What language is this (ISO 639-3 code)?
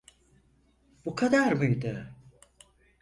tur